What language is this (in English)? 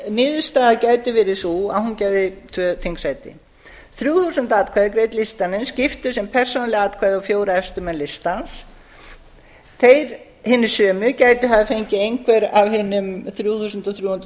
Icelandic